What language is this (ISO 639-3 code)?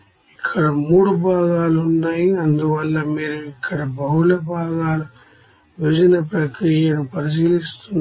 tel